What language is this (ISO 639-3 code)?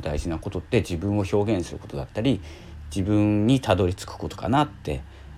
jpn